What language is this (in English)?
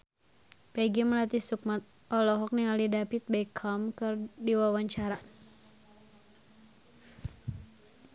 Sundanese